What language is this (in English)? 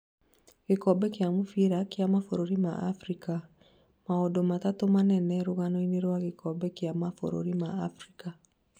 Kikuyu